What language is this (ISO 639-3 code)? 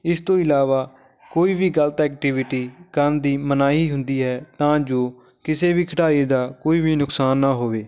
pan